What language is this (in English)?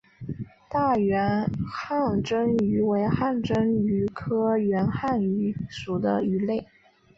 Chinese